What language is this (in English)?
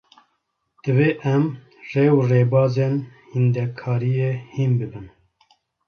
Kurdish